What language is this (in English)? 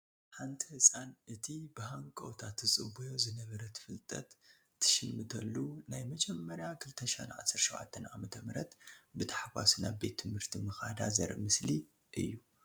Tigrinya